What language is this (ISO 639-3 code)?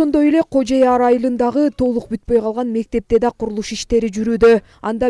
tur